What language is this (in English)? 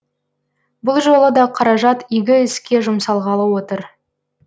Kazakh